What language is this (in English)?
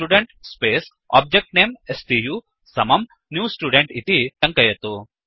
Sanskrit